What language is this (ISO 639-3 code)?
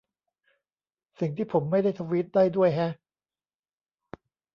tha